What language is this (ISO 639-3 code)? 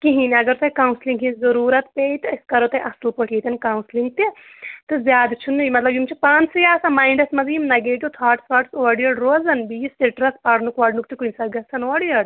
kas